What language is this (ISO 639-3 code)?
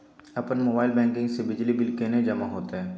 mai